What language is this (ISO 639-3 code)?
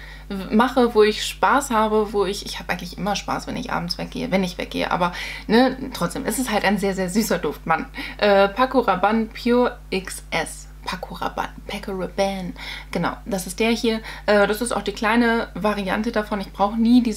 deu